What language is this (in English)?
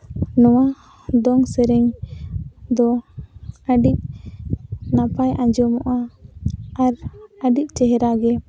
Santali